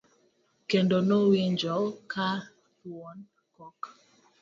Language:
Luo (Kenya and Tanzania)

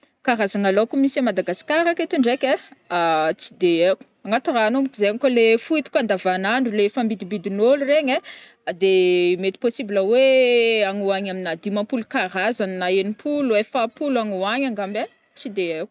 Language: Northern Betsimisaraka Malagasy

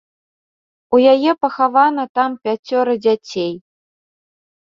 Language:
Belarusian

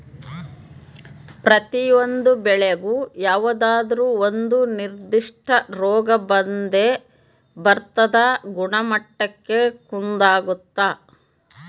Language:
Kannada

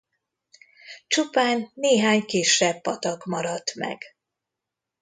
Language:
Hungarian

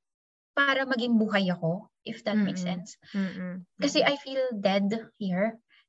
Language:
Filipino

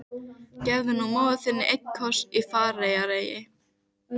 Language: Icelandic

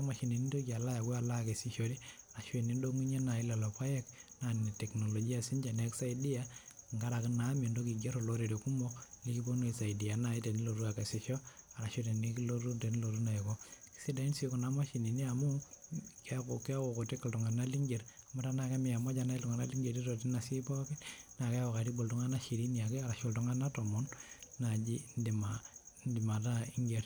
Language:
Masai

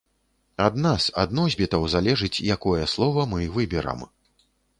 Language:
Belarusian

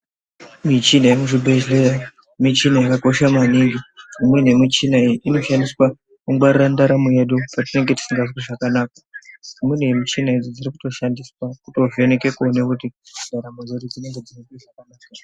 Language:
Ndau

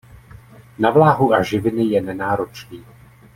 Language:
Czech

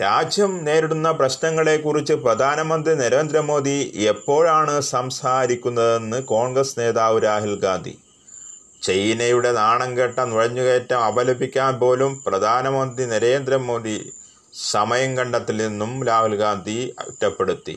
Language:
Malayalam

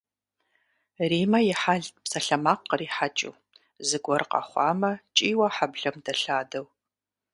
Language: Kabardian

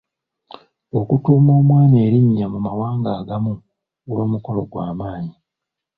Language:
Ganda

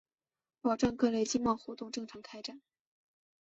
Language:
Chinese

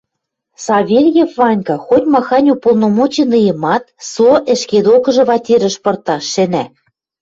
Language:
Western Mari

